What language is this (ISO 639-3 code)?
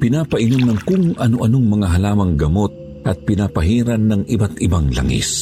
fil